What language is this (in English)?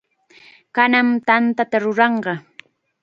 Chiquián Ancash Quechua